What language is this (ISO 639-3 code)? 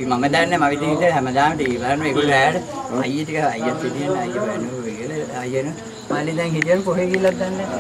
tha